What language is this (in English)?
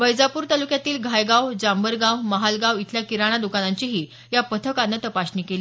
Marathi